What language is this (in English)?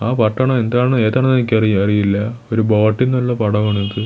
Malayalam